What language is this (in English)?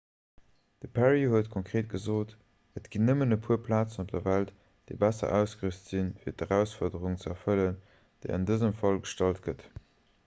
Luxembourgish